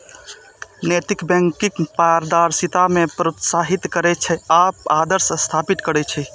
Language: Maithili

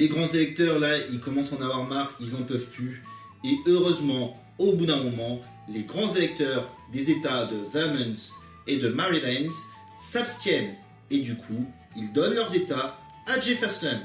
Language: French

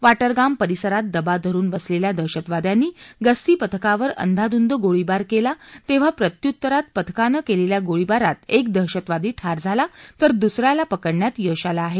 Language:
Marathi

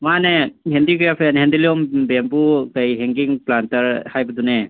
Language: Manipuri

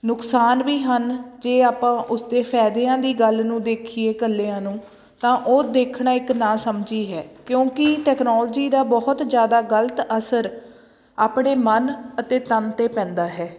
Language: Punjabi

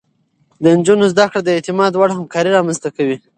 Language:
Pashto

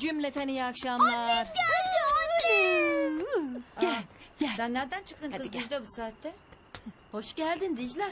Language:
Turkish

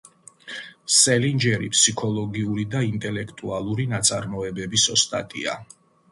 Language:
Georgian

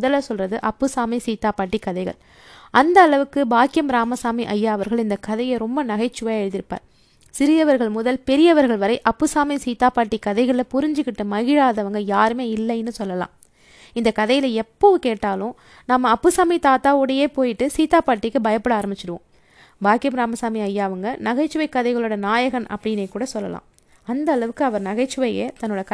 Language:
Tamil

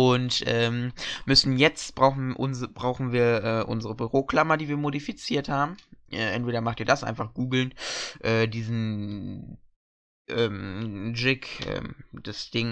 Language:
German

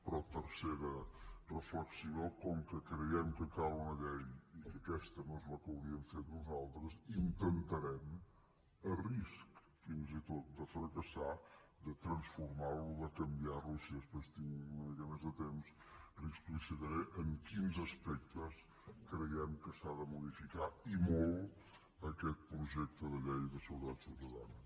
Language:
Catalan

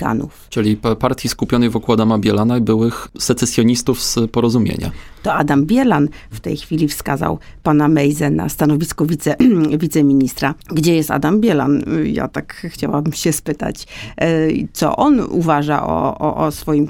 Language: Polish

